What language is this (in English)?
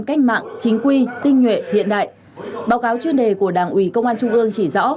Vietnamese